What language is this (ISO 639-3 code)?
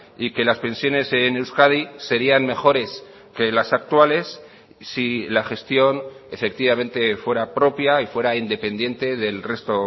spa